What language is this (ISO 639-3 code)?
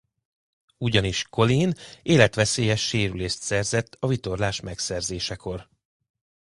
hun